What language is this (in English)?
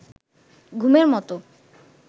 Bangla